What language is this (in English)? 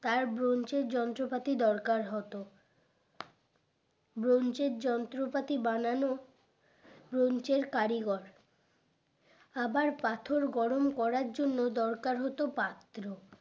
Bangla